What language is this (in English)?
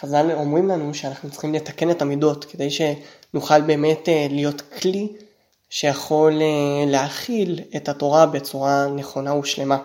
Hebrew